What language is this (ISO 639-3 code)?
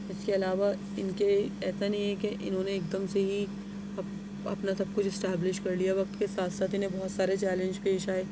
urd